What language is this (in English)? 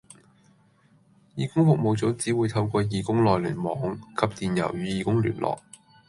Cantonese